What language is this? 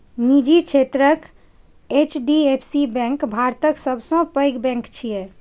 Maithili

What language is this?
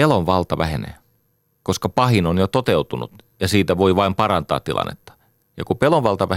Finnish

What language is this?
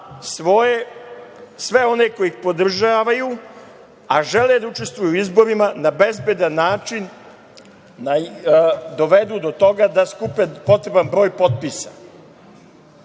Serbian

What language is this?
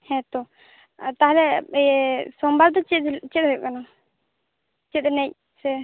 Santali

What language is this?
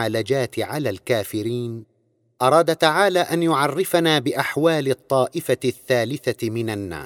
Arabic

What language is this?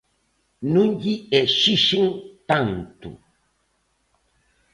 Galician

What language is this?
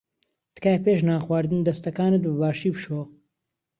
Central Kurdish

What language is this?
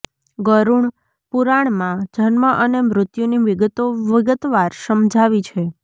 Gujarati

